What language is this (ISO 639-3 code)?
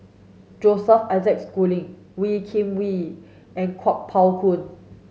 eng